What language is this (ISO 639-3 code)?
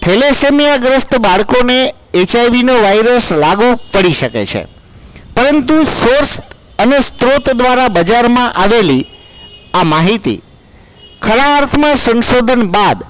guj